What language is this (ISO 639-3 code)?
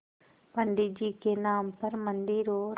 hin